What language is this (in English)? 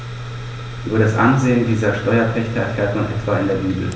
German